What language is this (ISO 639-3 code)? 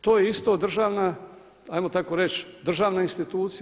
hrv